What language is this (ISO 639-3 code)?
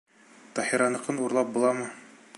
bak